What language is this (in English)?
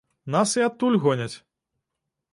Belarusian